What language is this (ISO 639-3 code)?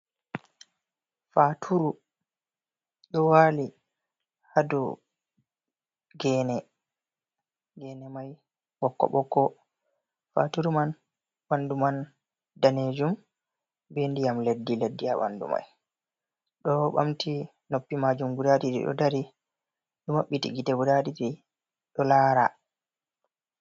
ful